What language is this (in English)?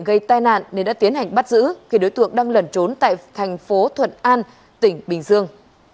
Vietnamese